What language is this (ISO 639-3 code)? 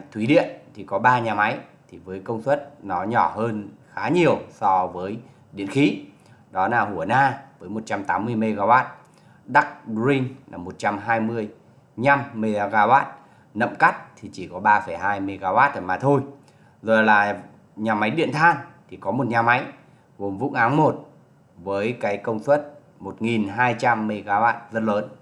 vie